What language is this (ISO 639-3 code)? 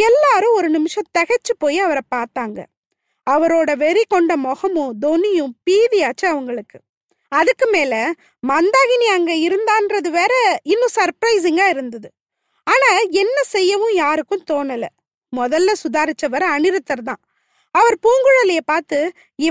tam